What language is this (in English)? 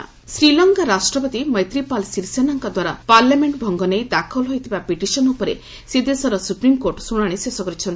Odia